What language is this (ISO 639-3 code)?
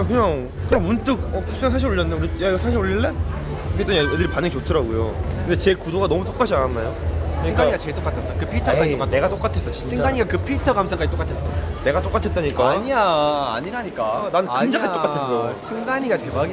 kor